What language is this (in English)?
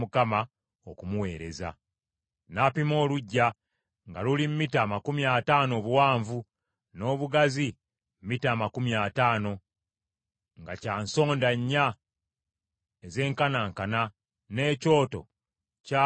Ganda